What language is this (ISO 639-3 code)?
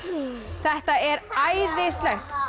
isl